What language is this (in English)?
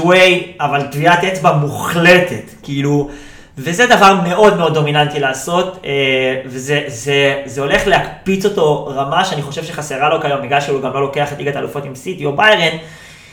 Hebrew